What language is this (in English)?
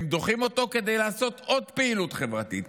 Hebrew